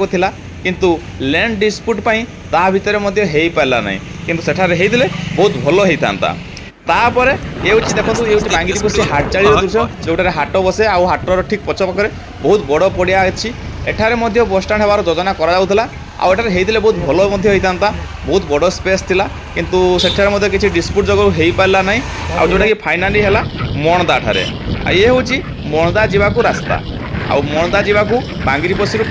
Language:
Bangla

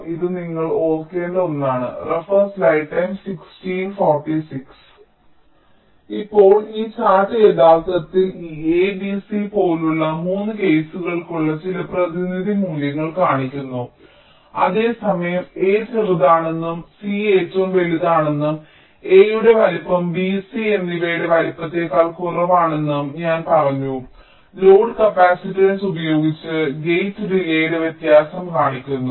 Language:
Malayalam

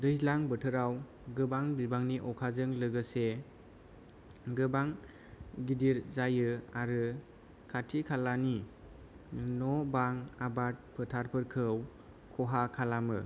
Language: Bodo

